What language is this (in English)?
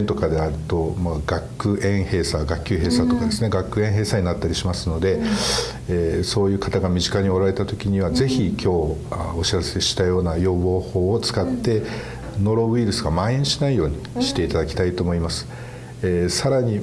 Japanese